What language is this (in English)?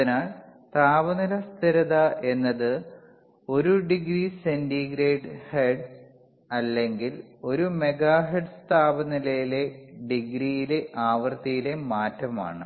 Malayalam